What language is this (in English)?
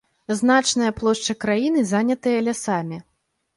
Belarusian